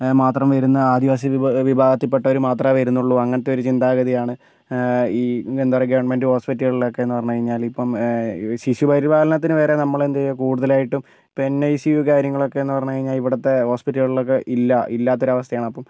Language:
Malayalam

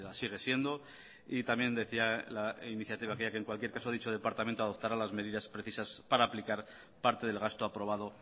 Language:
Spanish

